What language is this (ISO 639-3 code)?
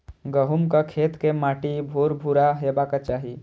mai